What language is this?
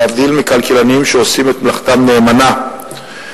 Hebrew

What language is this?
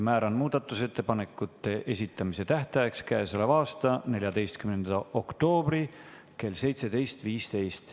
Estonian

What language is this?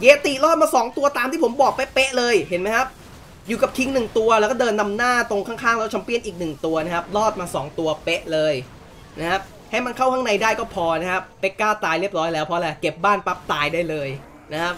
Thai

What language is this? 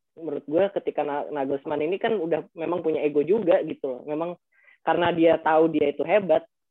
Indonesian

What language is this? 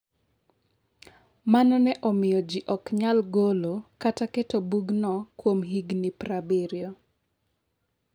Luo (Kenya and Tanzania)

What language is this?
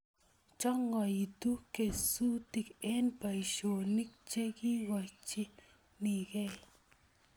Kalenjin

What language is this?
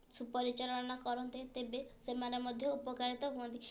Odia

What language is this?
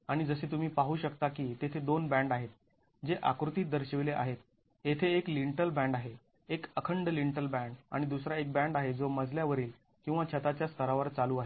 Marathi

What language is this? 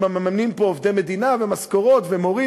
Hebrew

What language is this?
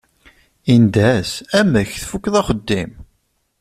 Kabyle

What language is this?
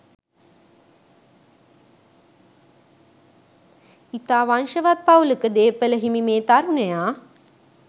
Sinhala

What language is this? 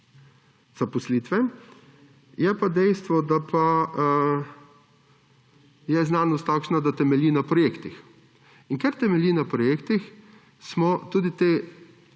Slovenian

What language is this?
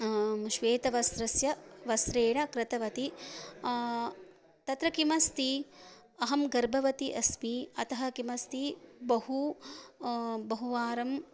Sanskrit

